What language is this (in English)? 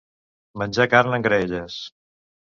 Catalan